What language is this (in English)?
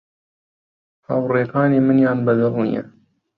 Central Kurdish